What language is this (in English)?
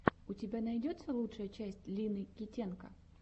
Russian